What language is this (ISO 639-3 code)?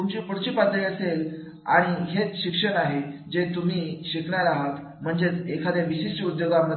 mar